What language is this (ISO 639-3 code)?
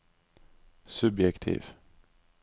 nor